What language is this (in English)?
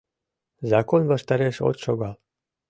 Mari